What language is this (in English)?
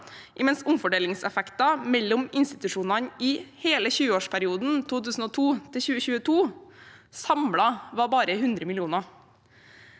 Norwegian